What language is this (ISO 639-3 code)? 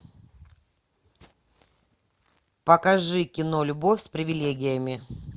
rus